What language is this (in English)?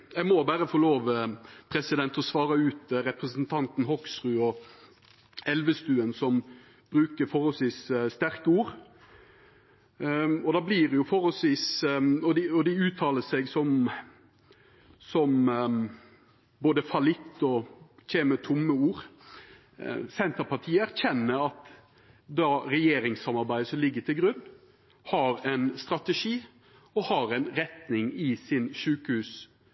Norwegian Nynorsk